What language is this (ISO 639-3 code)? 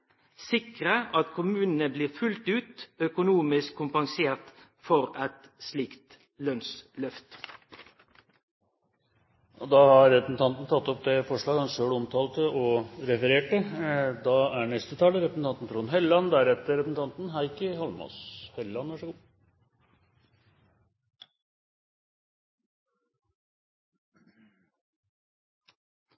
nor